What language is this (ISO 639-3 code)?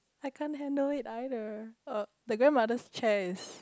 eng